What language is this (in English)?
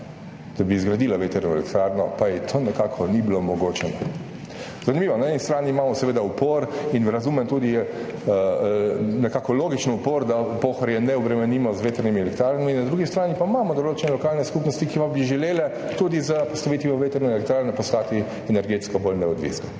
Slovenian